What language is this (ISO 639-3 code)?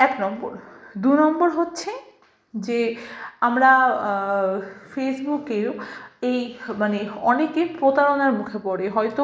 ben